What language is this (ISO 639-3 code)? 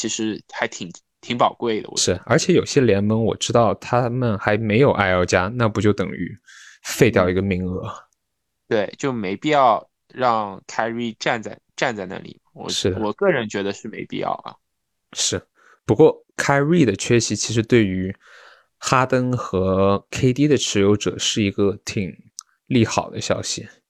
zho